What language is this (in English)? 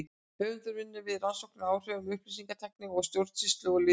Icelandic